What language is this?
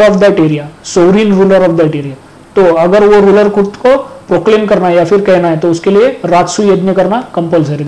Hindi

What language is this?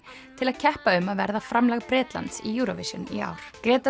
Icelandic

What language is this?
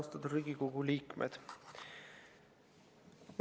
Estonian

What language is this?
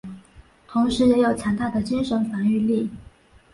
Chinese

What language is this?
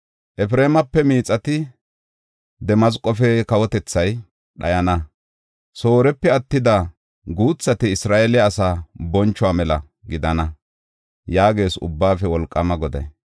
Gofa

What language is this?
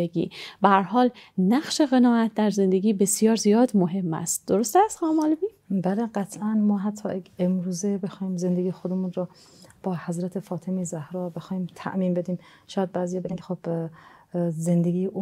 Persian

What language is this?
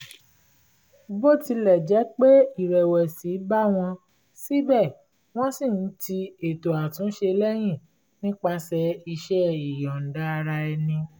Yoruba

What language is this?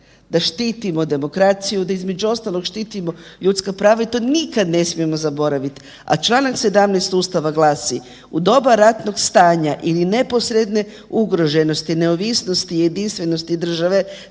Croatian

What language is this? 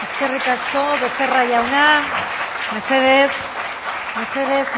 Basque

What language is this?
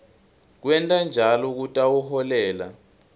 Swati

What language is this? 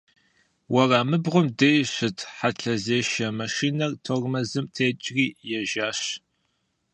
Kabardian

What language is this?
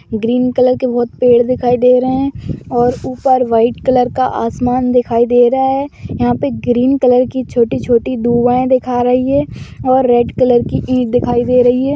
Magahi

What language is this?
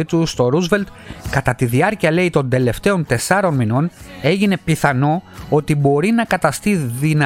Greek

